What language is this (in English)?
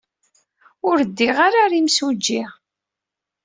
Kabyle